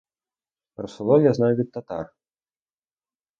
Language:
Ukrainian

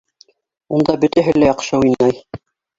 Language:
Bashkir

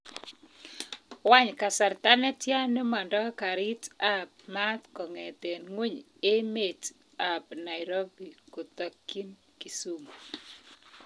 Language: Kalenjin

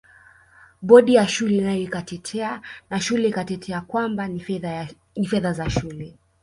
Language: Swahili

